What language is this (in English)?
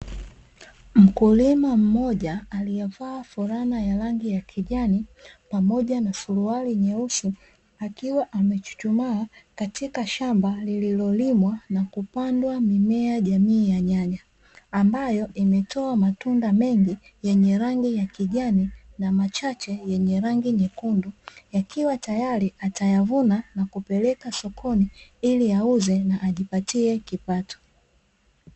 Swahili